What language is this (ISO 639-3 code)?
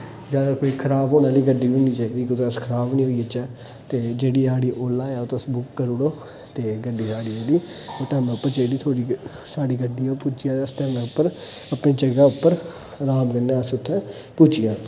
doi